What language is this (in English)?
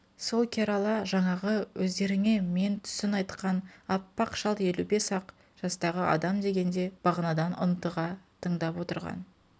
Kazakh